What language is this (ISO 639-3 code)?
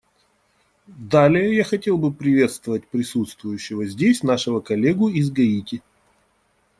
rus